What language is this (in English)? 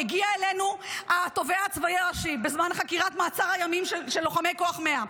Hebrew